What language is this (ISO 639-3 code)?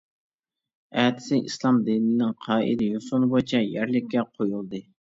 uig